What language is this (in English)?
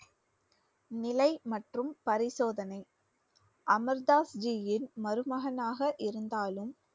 Tamil